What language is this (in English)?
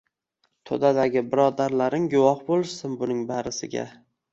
Uzbek